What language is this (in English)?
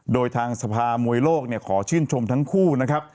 Thai